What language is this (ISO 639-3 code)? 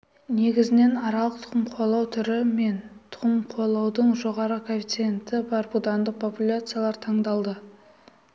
kaz